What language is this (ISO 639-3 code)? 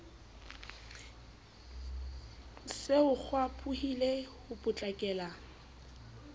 sot